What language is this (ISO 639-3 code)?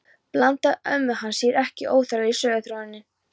isl